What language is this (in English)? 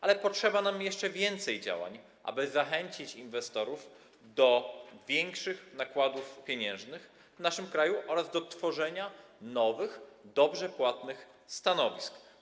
Polish